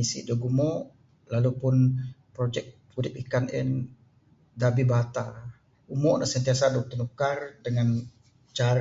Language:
Bukar-Sadung Bidayuh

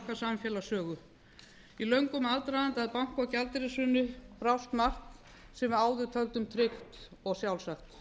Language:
Icelandic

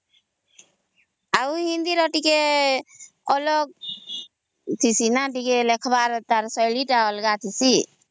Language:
Odia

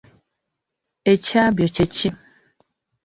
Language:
Ganda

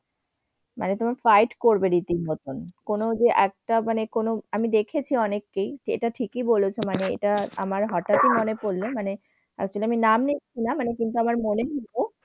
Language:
Bangla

